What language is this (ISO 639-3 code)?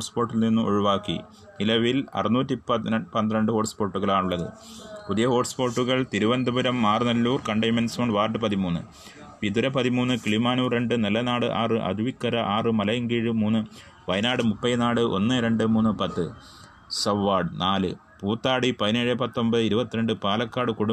mal